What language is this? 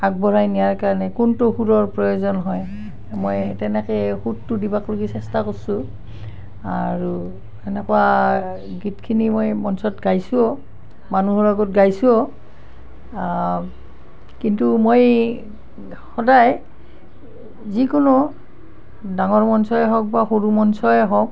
Assamese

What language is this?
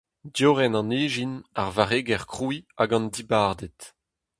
Breton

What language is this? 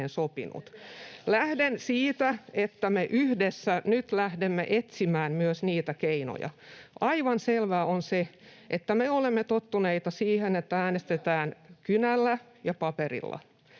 Finnish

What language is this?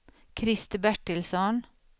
Swedish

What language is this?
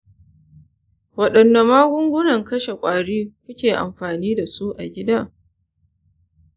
Hausa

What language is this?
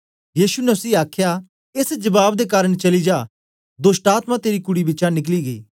Dogri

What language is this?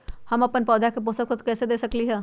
Magahi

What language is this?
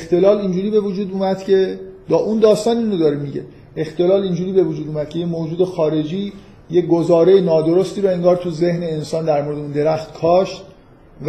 Persian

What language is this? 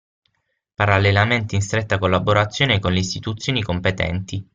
Italian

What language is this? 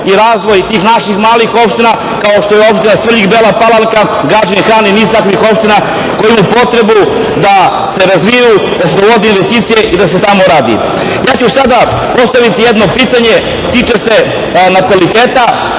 Serbian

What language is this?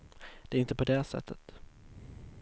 Swedish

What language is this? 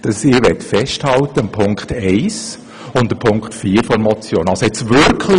Swiss German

